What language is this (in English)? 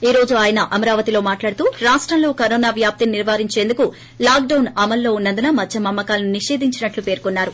Telugu